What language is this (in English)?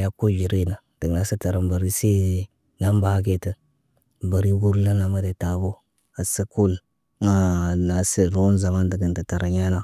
Naba